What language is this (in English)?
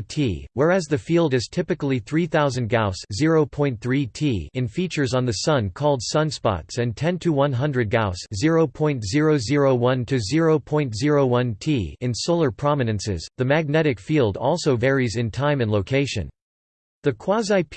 English